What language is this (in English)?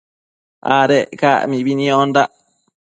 Matsés